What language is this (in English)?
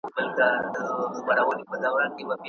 Pashto